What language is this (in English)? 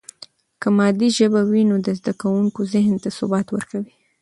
Pashto